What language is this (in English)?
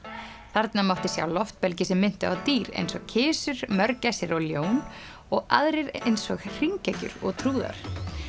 Icelandic